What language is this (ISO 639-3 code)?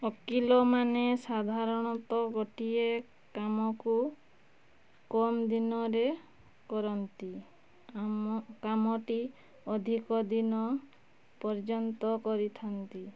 ori